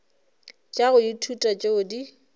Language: Northern Sotho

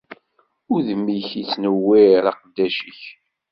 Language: Kabyle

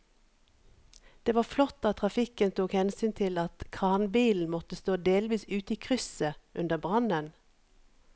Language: Norwegian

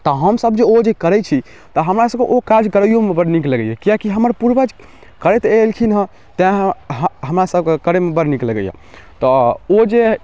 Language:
Maithili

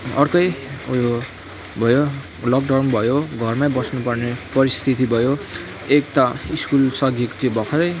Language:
Nepali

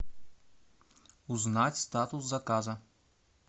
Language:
Russian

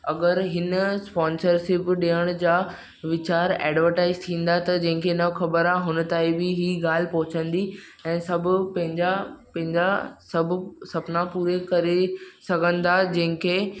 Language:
Sindhi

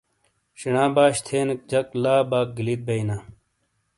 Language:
Shina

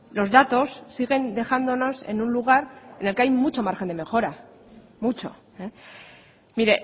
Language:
Spanish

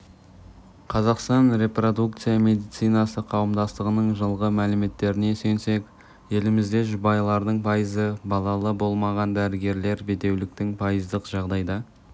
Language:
Kazakh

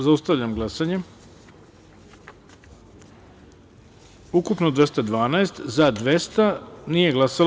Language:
Serbian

